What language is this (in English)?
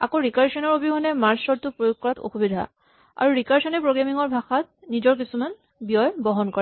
Assamese